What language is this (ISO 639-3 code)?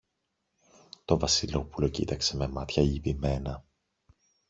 ell